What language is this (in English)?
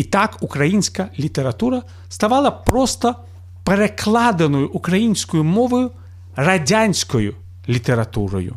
Ukrainian